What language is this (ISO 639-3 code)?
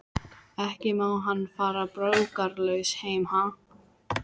isl